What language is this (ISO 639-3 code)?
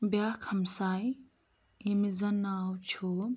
kas